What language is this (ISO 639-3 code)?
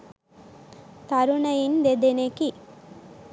sin